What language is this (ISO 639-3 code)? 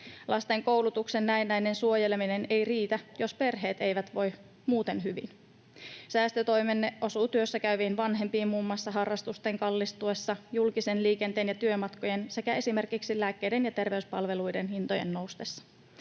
fin